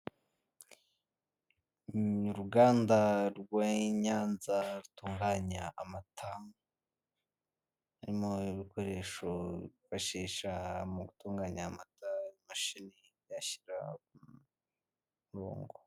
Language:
Kinyarwanda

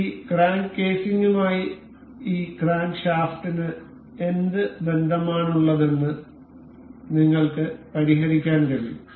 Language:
Malayalam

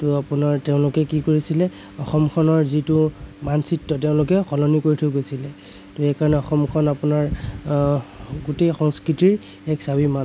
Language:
Assamese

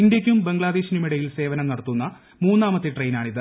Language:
Malayalam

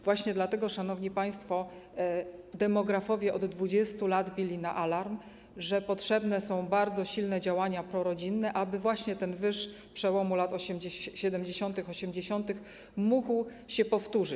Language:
Polish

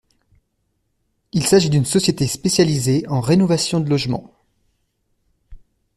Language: French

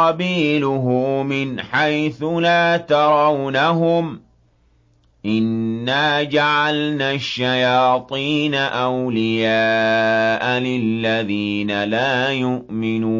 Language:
Arabic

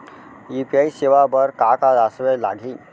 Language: Chhattisgarhi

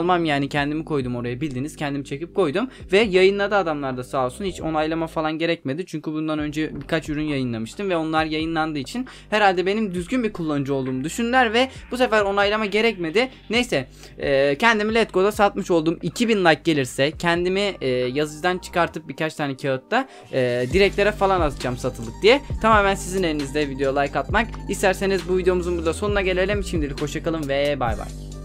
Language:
Turkish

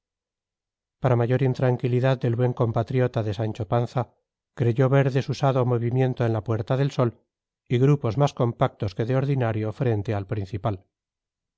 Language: Spanish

